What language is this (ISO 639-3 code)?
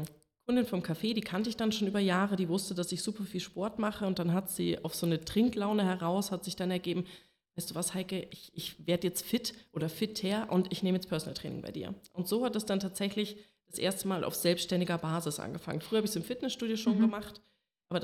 deu